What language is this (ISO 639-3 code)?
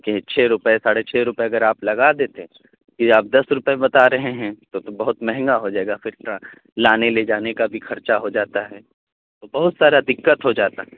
urd